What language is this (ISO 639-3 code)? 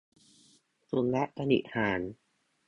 tha